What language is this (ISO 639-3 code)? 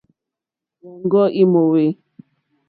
bri